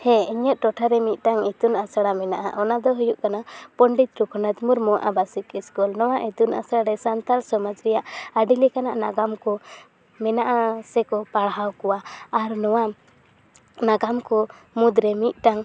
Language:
Santali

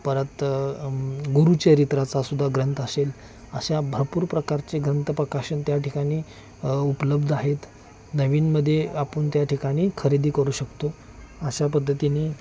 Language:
Marathi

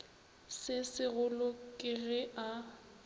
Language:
Northern Sotho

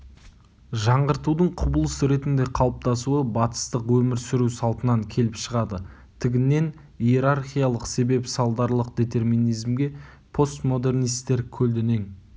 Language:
Kazakh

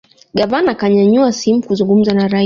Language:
Swahili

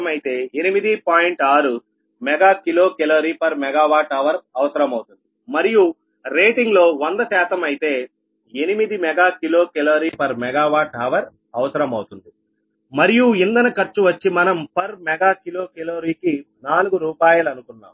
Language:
Telugu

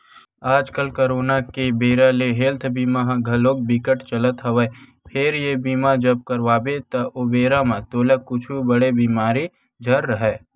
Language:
Chhattisgarhi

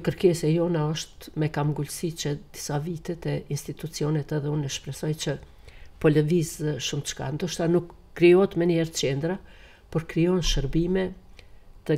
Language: Romanian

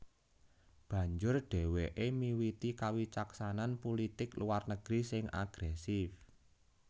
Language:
Javanese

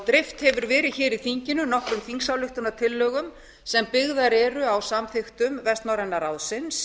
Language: Icelandic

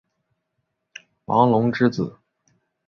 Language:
Chinese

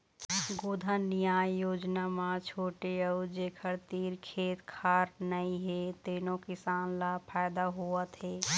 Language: Chhattisgarhi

